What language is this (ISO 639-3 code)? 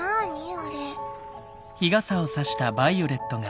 jpn